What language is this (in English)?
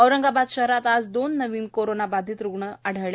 Marathi